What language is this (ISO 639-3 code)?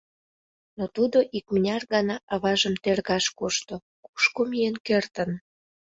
chm